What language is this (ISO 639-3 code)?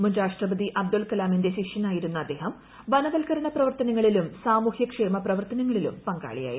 mal